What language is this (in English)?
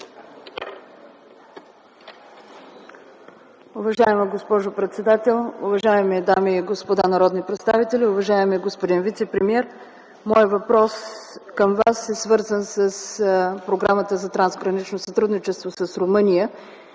Bulgarian